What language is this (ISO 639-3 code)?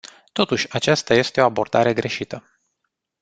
ron